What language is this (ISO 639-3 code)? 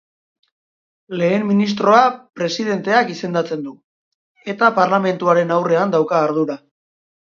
eus